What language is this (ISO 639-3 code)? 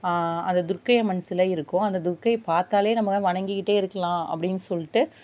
tam